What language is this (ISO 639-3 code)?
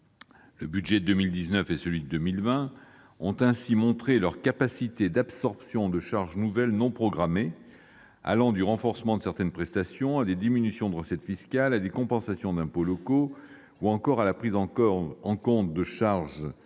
fra